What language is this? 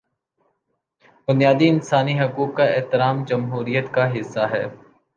Urdu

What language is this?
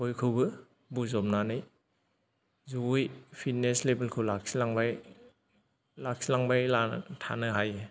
Bodo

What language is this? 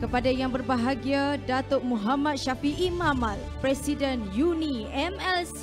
Malay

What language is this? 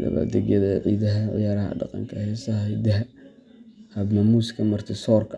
Somali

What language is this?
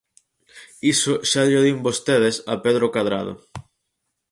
Galician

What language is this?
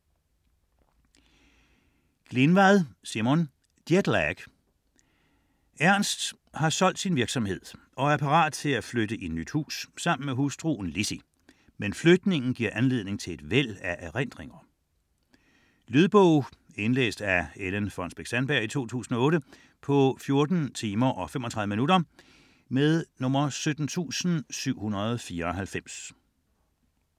Danish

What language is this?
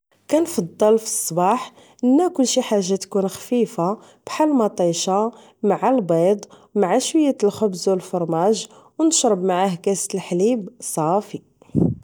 Moroccan Arabic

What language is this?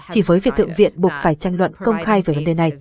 Vietnamese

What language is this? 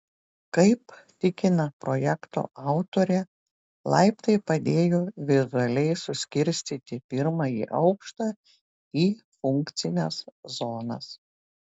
Lithuanian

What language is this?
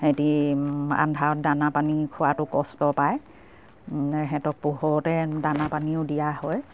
Assamese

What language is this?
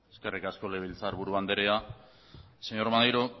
Basque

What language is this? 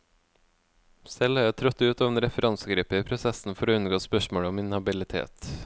Norwegian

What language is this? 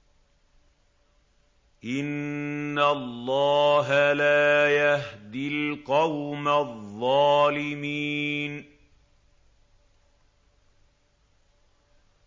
Arabic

